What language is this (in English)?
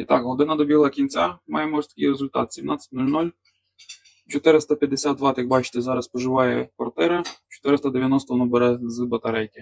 Ukrainian